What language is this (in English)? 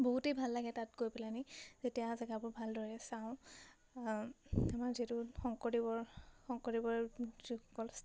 Assamese